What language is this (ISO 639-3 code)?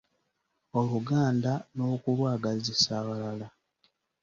lug